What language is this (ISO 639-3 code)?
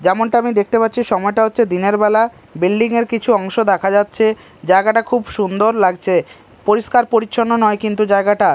ben